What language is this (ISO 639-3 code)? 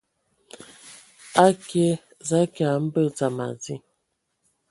ewo